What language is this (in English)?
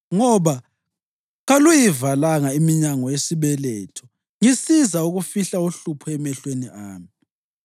North Ndebele